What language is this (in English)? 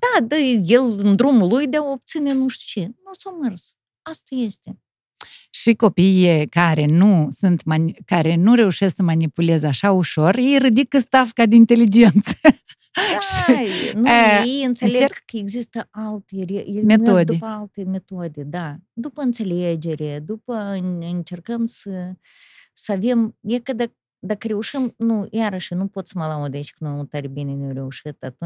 Romanian